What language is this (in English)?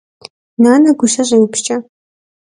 Kabardian